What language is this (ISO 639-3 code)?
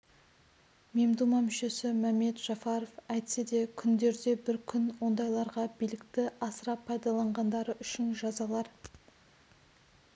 kaz